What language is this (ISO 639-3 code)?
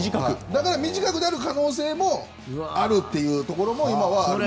jpn